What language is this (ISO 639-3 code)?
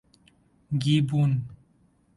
urd